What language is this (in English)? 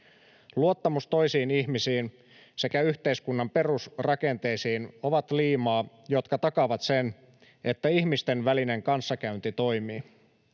Finnish